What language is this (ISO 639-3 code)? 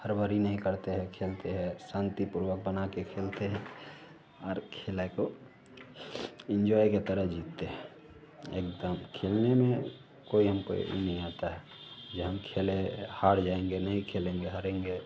hin